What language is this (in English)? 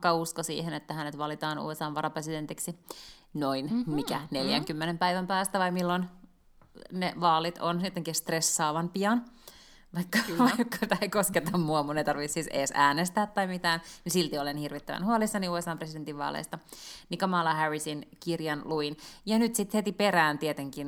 Finnish